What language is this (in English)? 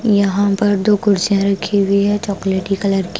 Hindi